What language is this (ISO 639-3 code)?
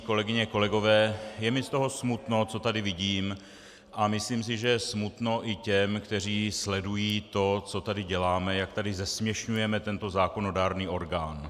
ces